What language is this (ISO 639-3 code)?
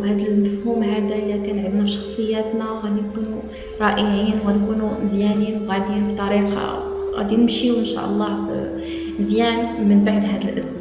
ara